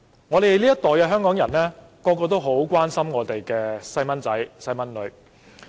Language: Cantonese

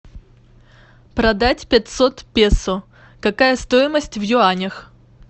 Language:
Russian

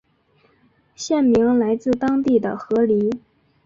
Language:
Chinese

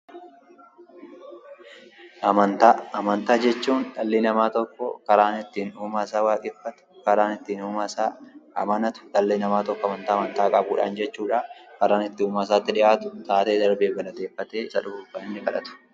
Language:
Oromo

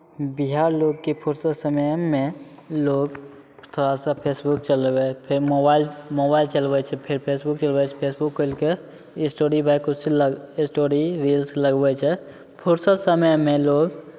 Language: Maithili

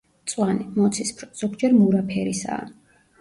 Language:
Georgian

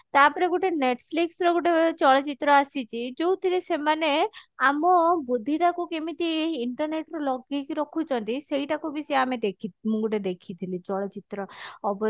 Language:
Odia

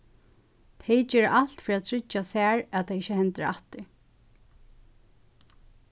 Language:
Faroese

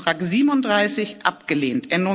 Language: German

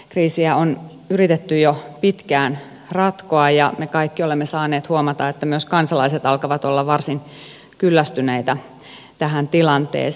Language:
Finnish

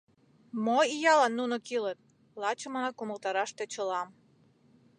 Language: Mari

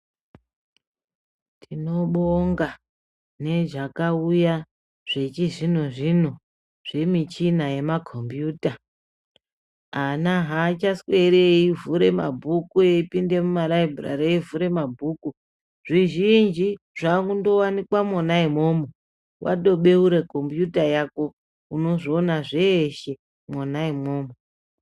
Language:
Ndau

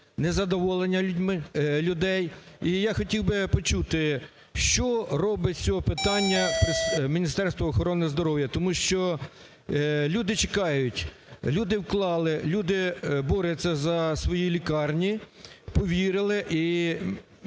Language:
Ukrainian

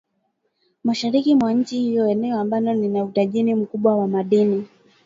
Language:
Swahili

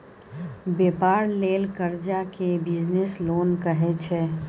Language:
Maithili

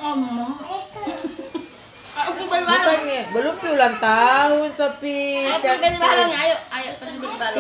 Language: Indonesian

